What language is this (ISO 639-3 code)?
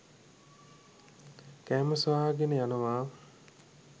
sin